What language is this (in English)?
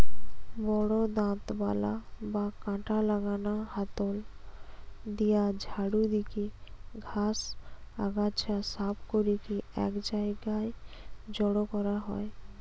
Bangla